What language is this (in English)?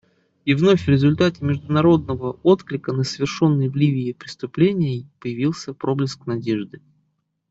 Russian